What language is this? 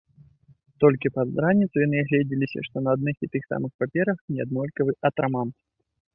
Belarusian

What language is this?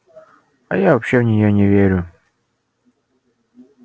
Russian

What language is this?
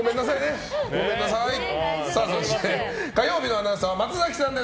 Japanese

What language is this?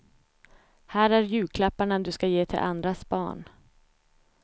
Swedish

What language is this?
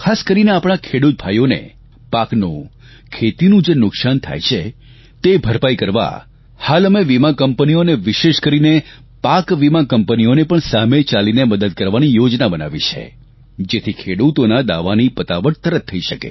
Gujarati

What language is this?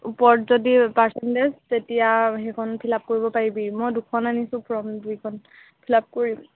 Assamese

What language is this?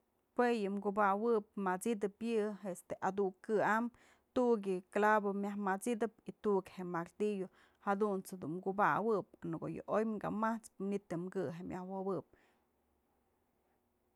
Mazatlán Mixe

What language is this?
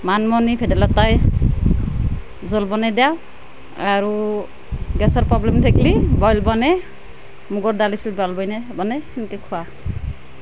Assamese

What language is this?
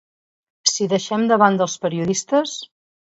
Catalan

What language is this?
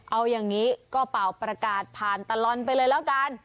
Thai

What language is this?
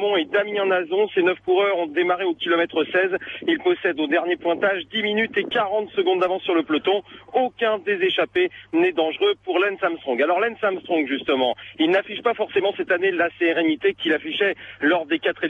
French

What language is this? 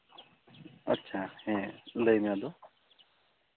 Santali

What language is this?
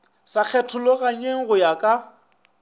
Northern Sotho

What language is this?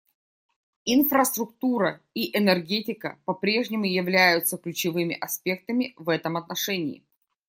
Russian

